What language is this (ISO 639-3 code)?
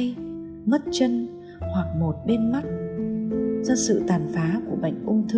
vie